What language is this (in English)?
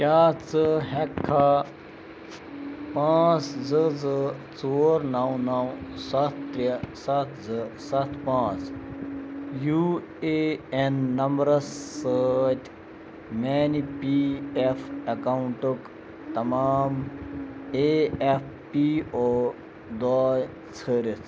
Kashmiri